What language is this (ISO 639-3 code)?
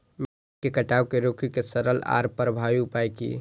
mai